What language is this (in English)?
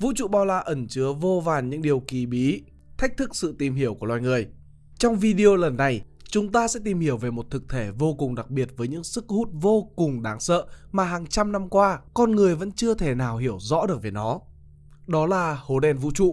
Vietnamese